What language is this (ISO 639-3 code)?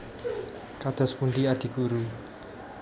jav